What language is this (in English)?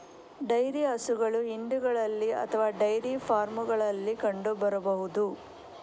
Kannada